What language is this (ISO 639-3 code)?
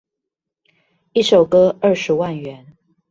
zho